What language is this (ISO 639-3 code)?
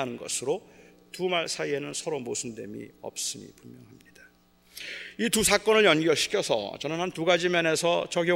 kor